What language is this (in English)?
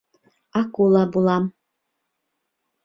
Bashkir